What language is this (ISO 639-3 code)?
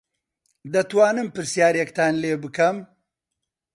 ckb